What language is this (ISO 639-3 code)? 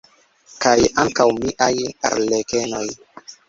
epo